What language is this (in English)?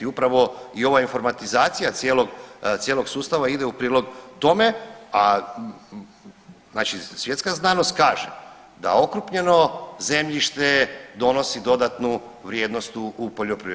Croatian